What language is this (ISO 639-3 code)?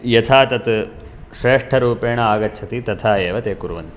san